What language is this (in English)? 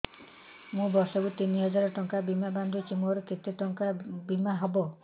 Odia